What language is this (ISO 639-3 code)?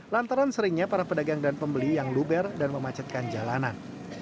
ind